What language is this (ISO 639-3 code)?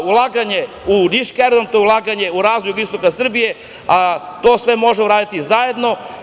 srp